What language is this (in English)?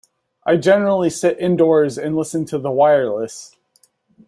English